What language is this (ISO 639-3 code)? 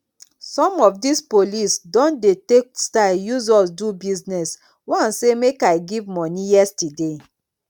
pcm